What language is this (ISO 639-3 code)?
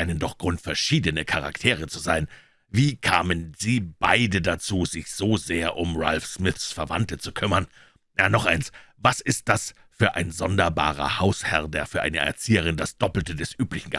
deu